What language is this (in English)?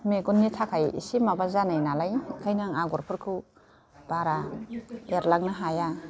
Bodo